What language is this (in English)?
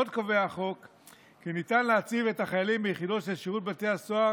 Hebrew